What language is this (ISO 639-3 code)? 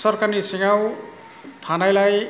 brx